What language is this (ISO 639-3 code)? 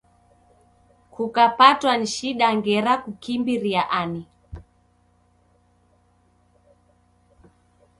dav